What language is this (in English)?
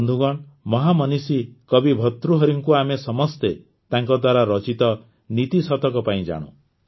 Odia